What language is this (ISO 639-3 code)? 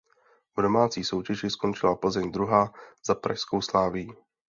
ces